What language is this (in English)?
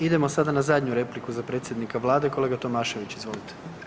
Croatian